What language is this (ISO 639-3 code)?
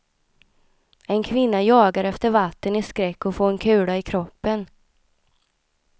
swe